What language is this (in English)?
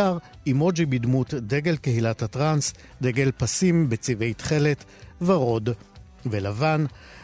Hebrew